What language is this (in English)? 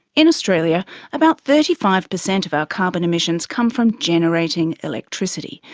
English